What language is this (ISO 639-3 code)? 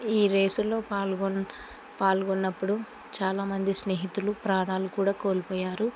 tel